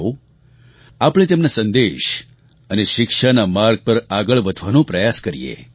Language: Gujarati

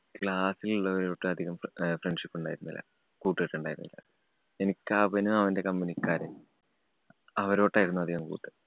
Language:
Malayalam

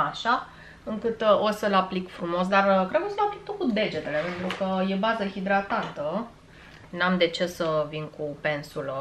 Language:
Romanian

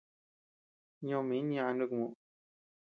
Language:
Tepeuxila Cuicatec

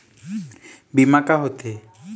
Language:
Chhattisgarhi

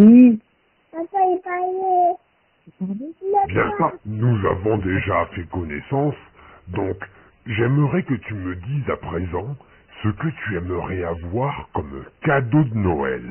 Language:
French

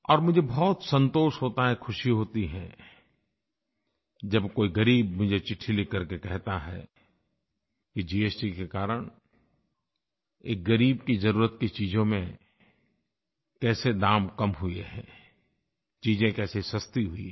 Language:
Hindi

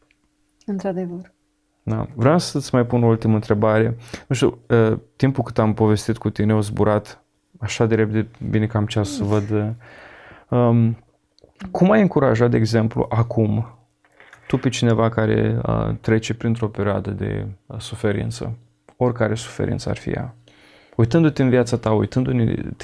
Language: Romanian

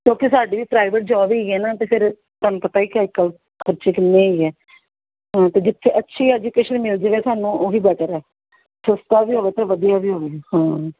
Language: Punjabi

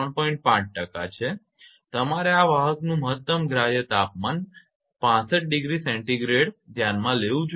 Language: Gujarati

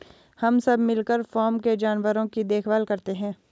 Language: Hindi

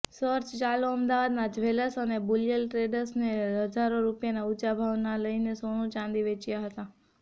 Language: Gujarati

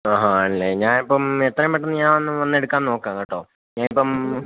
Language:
Malayalam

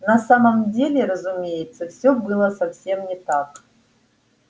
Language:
Russian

